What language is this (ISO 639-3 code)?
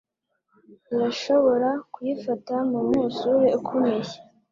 kin